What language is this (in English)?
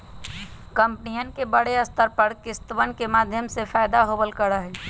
Magahi